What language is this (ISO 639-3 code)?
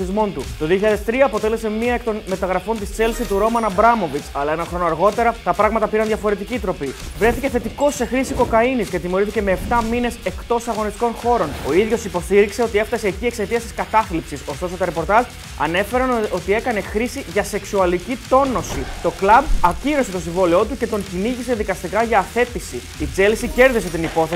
ell